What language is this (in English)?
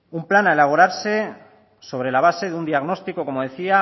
Spanish